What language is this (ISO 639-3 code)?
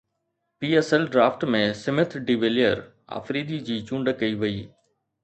snd